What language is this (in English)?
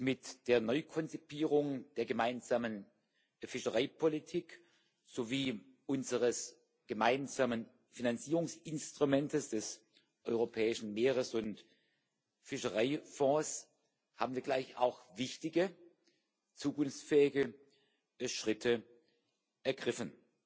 German